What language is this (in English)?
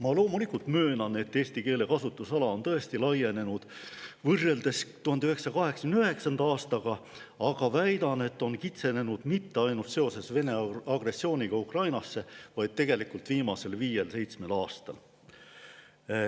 Estonian